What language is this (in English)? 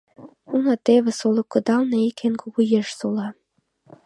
Mari